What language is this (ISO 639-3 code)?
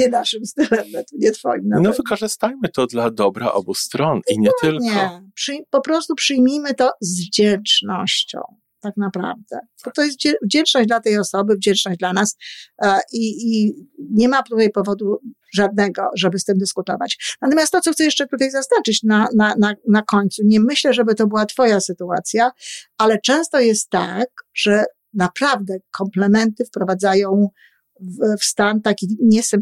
pol